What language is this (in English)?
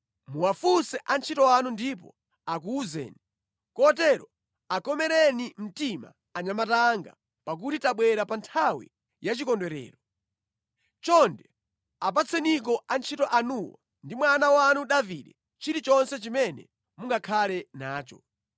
Nyanja